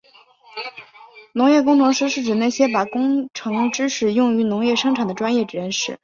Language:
Chinese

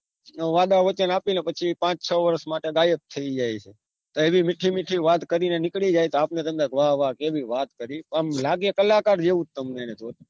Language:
Gujarati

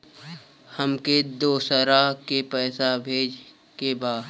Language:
Bhojpuri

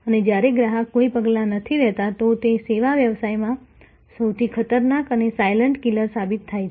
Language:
Gujarati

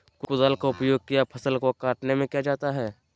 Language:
Magahi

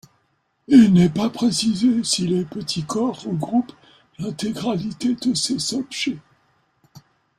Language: French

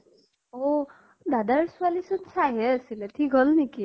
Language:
Assamese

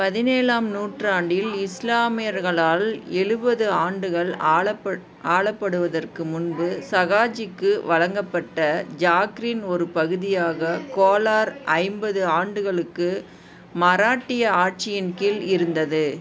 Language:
Tamil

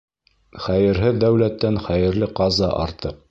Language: Bashkir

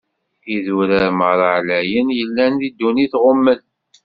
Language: Kabyle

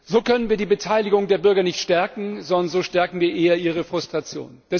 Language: German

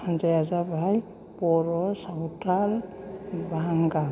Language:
Bodo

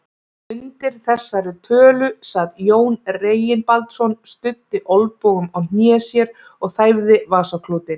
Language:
Icelandic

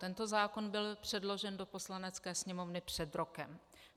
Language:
Czech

